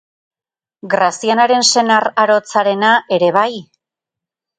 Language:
Basque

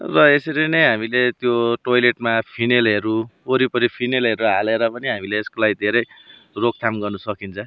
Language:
Nepali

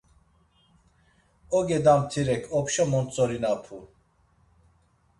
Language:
Laz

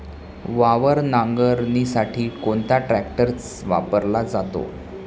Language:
Marathi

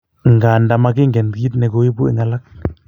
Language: Kalenjin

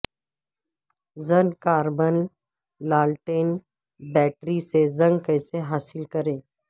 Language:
Urdu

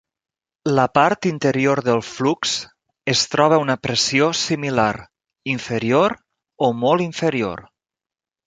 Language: Catalan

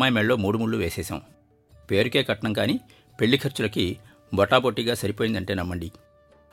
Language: Telugu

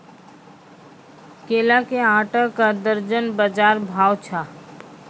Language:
Maithili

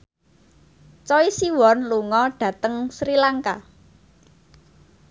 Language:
Javanese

